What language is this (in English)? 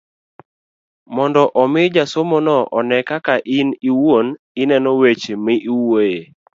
Luo (Kenya and Tanzania)